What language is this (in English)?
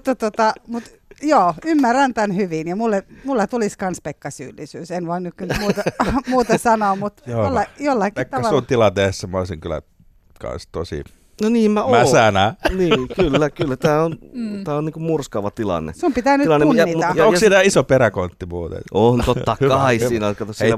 Finnish